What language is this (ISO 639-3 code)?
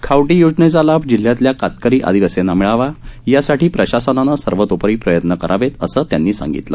mar